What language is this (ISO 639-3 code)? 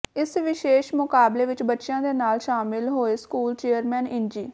pan